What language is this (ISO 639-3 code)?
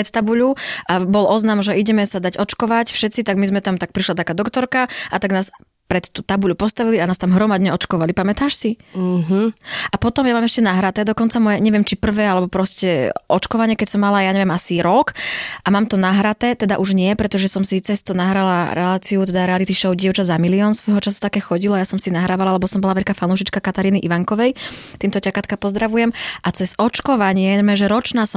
slk